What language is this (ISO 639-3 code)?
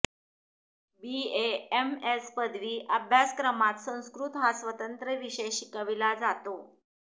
mar